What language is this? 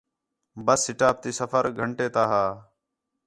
Khetrani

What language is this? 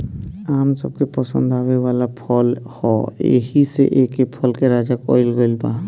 Bhojpuri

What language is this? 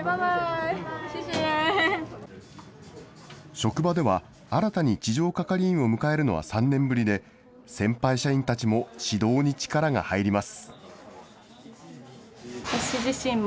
Japanese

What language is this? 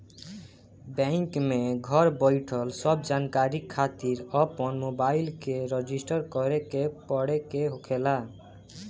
Bhojpuri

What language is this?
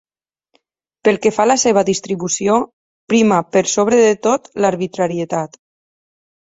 Catalan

